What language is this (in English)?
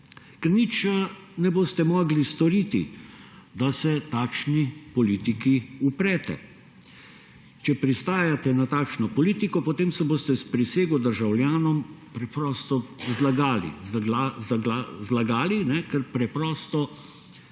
Slovenian